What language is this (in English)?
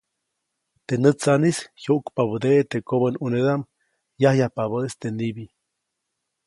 Copainalá Zoque